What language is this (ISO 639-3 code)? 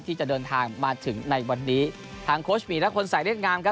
tha